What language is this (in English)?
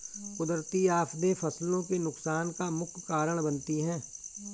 Hindi